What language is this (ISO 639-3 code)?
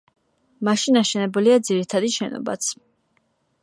kat